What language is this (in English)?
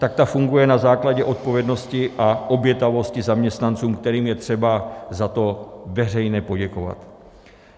Czech